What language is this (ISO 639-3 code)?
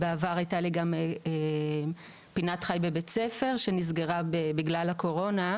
heb